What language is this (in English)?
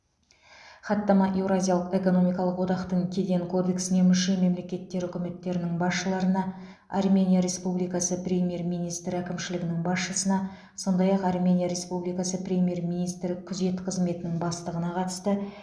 Kazakh